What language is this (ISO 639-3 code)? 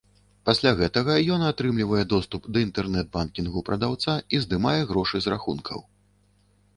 bel